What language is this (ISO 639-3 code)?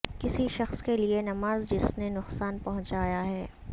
urd